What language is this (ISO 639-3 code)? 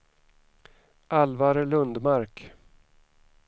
swe